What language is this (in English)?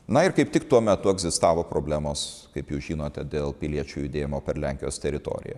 Lithuanian